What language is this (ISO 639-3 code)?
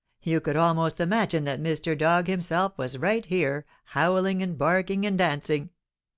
eng